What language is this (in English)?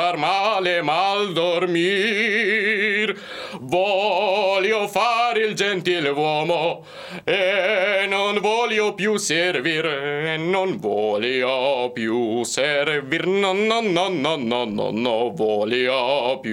Slovak